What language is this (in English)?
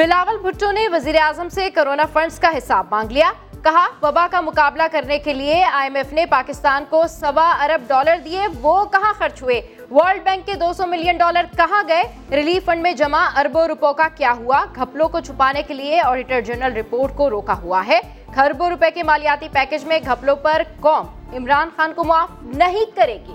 Urdu